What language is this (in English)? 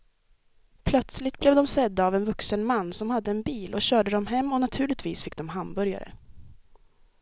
Swedish